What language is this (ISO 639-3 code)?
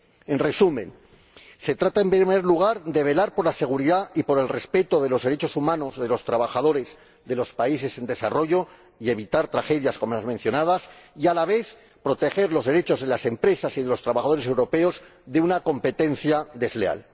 spa